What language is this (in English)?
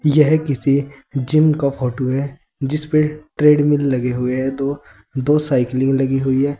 Hindi